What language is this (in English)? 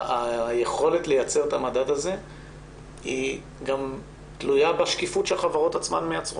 Hebrew